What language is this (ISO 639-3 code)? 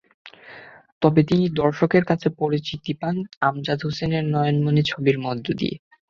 ben